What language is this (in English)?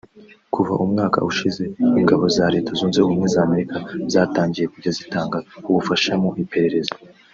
Kinyarwanda